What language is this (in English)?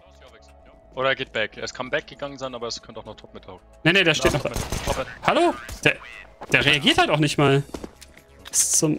German